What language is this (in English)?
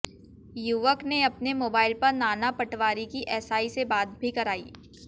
Hindi